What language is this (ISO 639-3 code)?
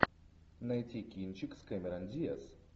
rus